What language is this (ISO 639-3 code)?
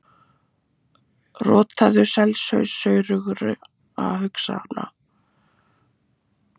isl